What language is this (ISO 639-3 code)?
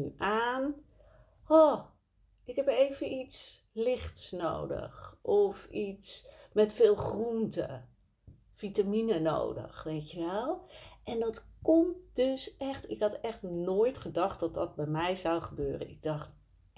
nld